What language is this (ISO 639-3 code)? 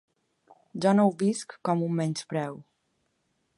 cat